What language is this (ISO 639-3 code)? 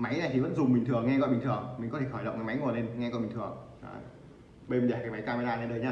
vie